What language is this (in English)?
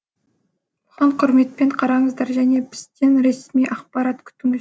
Kazakh